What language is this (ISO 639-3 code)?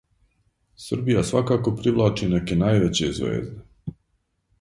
srp